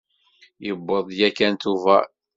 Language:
Kabyle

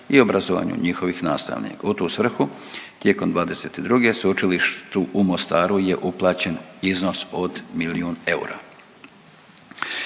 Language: Croatian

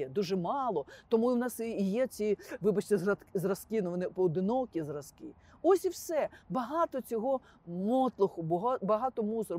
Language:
Ukrainian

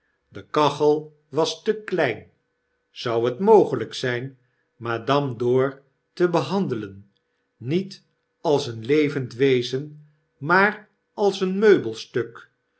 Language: Dutch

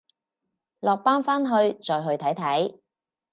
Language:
Cantonese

